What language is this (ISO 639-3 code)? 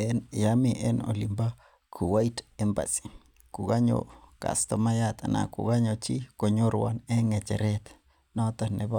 kln